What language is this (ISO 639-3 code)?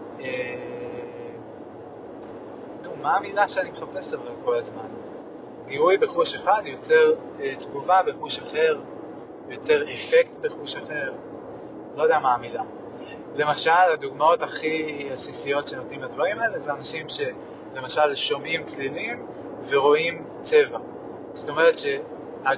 heb